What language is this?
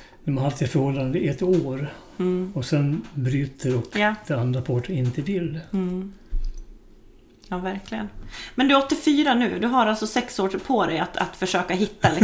Swedish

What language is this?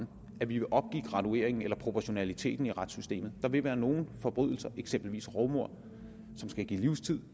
Danish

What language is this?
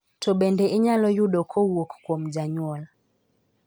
Luo (Kenya and Tanzania)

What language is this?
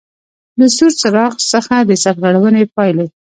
Pashto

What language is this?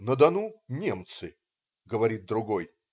Russian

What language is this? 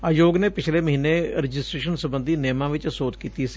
Punjabi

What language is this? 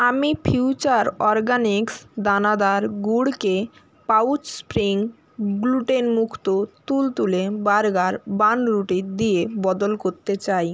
Bangla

